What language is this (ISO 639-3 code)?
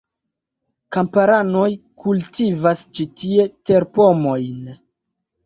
epo